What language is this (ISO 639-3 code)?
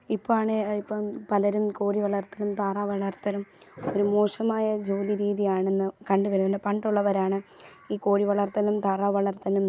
mal